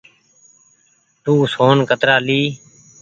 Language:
Goaria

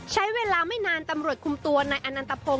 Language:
Thai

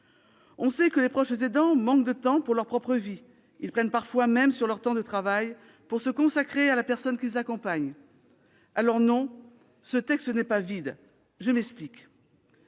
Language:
French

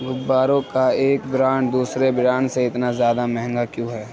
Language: Urdu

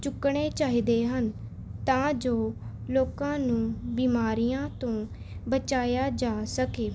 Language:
Punjabi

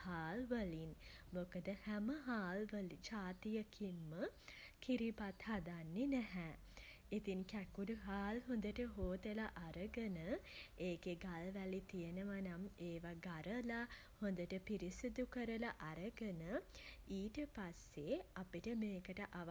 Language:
Sinhala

